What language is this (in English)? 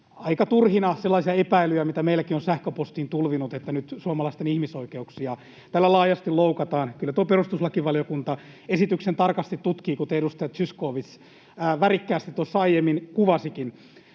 Finnish